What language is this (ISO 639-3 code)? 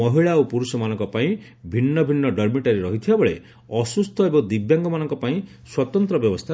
ori